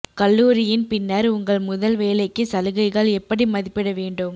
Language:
Tamil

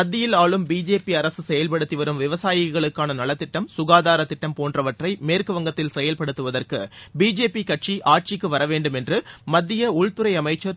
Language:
Tamil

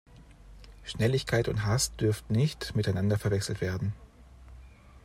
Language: German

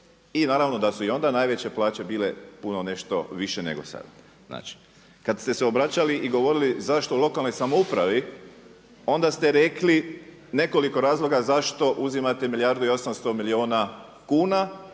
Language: Croatian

